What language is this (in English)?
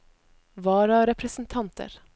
Norwegian